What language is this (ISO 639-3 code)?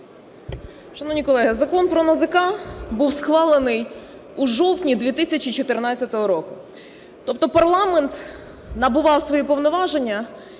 ukr